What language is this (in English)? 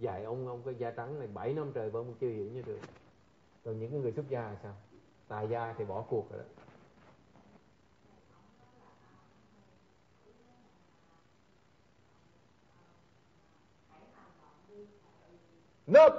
Vietnamese